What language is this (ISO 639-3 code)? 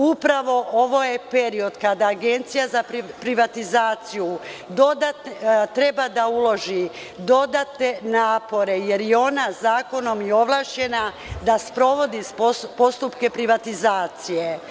srp